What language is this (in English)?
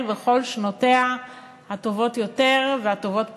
Hebrew